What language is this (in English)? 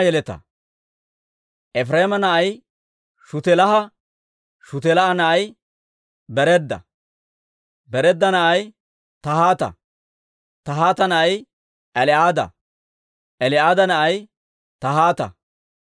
Dawro